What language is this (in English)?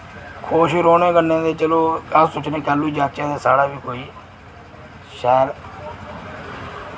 Dogri